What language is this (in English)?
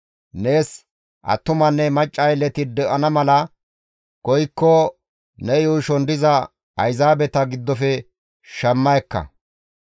Gamo